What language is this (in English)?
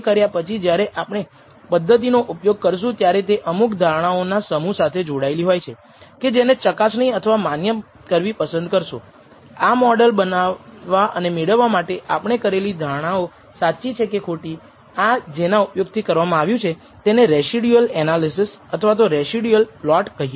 Gujarati